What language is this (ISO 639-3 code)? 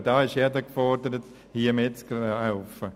gsw